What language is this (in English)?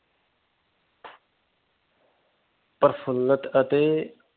Punjabi